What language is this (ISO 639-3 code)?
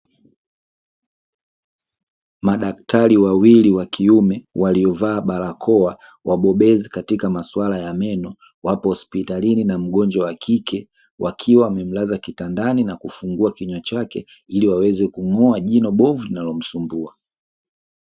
swa